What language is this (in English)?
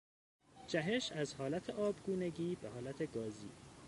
Persian